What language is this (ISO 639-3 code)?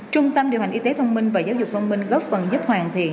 vie